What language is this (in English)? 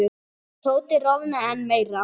Icelandic